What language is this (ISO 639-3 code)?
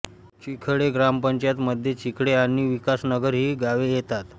mar